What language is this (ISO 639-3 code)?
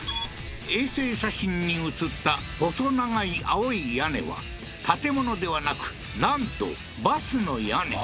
jpn